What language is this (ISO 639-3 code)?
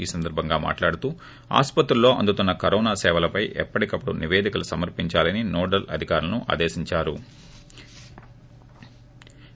tel